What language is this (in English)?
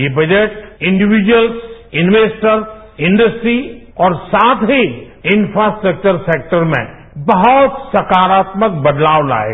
Hindi